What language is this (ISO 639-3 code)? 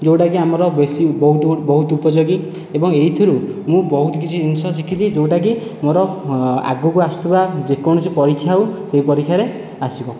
ori